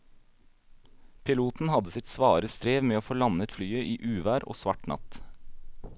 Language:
Norwegian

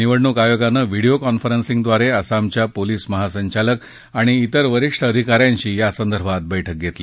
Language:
Marathi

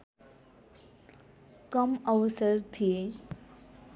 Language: Nepali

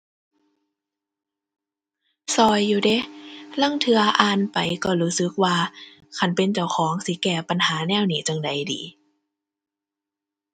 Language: Thai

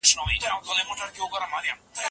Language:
Pashto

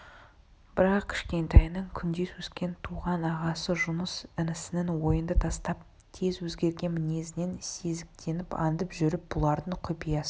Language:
Kazakh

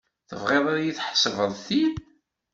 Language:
Kabyle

